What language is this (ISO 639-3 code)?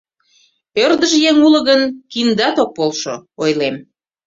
chm